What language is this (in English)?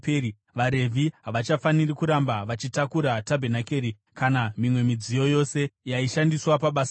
Shona